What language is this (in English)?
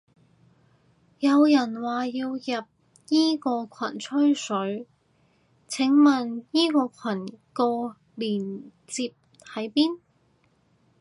Cantonese